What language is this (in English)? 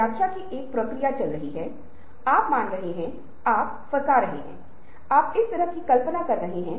Hindi